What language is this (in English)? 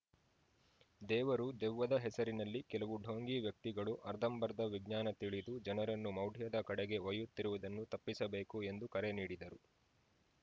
Kannada